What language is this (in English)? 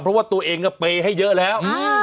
Thai